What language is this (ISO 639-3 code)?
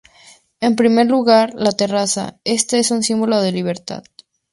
spa